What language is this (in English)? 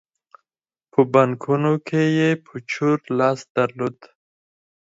Pashto